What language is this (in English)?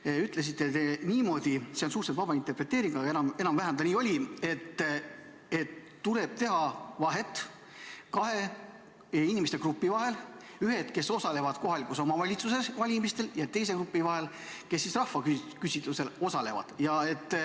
Estonian